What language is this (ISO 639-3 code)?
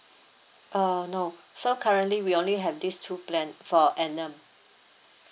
eng